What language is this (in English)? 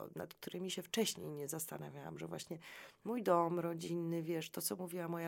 Polish